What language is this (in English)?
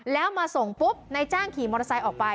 Thai